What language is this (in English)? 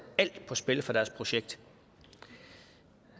Danish